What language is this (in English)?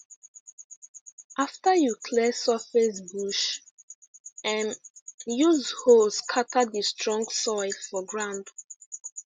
Nigerian Pidgin